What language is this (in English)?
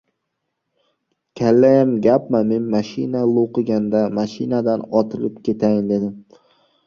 Uzbek